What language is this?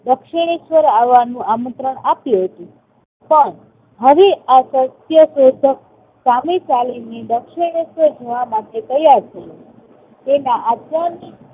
Gujarati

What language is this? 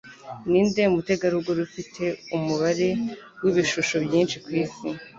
Kinyarwanda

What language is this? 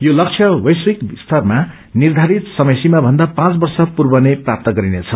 Nepali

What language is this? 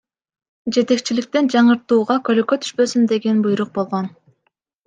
Kyrgyz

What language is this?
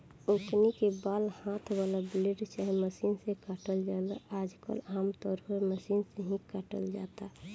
Bhojpuri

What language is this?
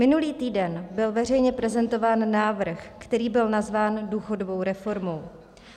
Czech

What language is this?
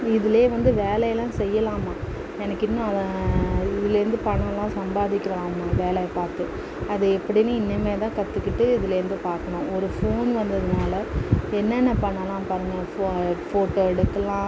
Tamil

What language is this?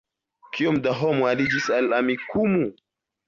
Esperanto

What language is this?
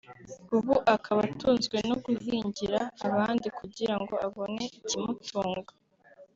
Kinyarwanda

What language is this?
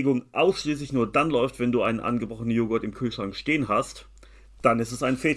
German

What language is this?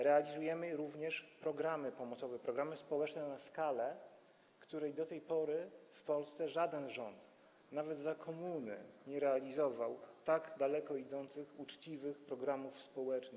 Polish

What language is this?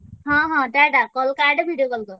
Odia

